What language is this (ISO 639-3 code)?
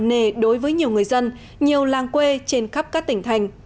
vie